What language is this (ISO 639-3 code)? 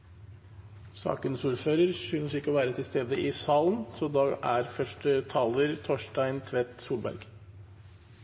nob